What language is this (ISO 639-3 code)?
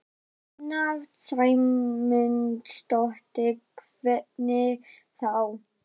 isl